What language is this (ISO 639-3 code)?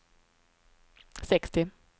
swe